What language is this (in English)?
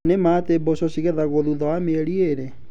Kikuyu